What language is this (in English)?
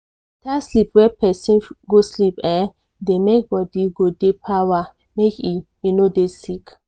Nigerian Pidgin